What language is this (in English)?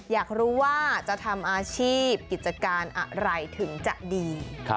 Thai